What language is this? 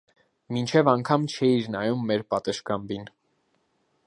Armenian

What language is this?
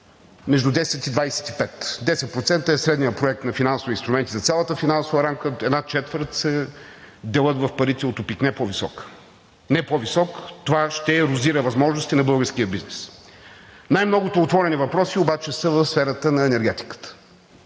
Bulgarian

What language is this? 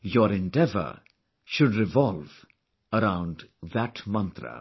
English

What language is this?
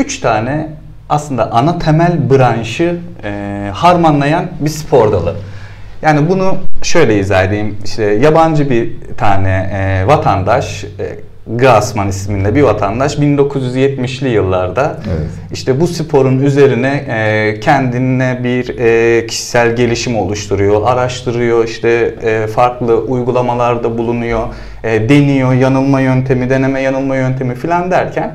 Turkish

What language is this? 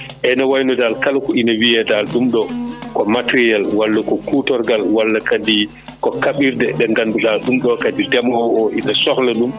Fula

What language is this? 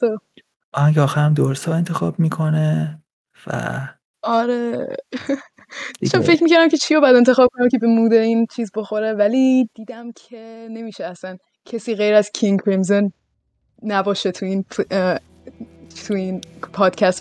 Persian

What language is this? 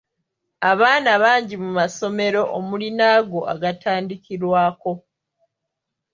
Ganda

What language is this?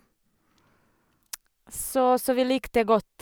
Norwegian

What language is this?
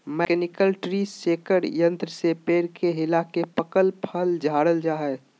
Magahi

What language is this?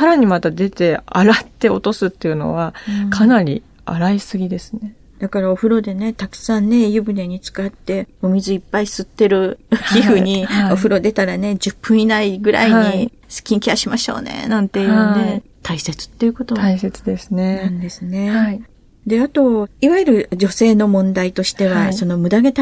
Japanese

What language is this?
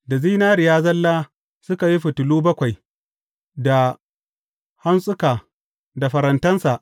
Hausa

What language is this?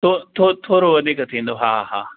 Sindhi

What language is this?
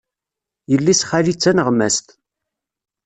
Kabyle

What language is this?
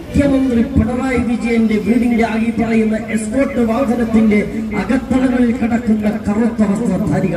Arabic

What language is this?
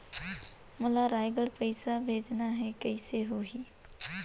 Chhattisgarhi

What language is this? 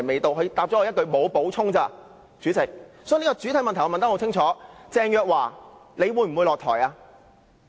Cantonese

